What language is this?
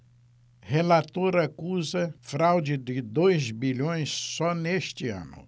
Portuguese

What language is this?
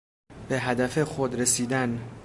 Persian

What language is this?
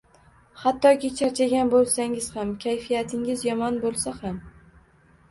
Uzbek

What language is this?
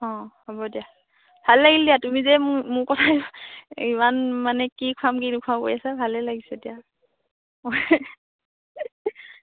Assamese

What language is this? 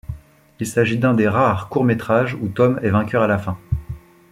French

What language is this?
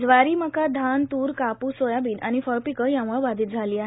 Marathi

